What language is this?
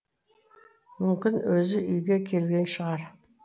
Kazakh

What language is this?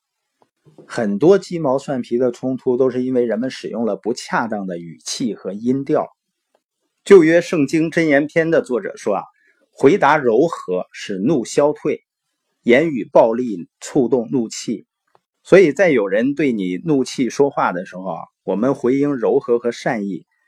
Chinese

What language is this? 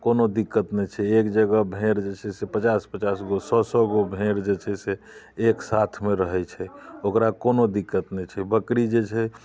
Maithili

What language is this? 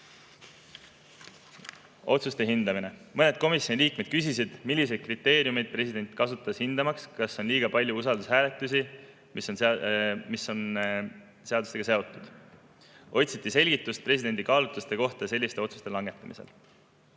Estonian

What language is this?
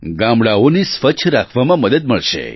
Gujarati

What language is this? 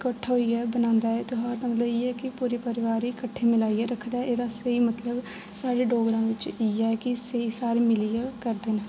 Dogri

